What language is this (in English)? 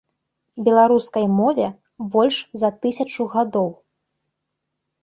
Belarusian